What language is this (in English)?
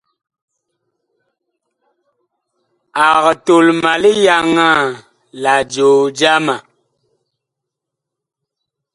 Bakoko